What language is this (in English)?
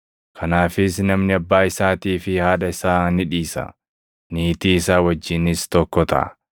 Oromo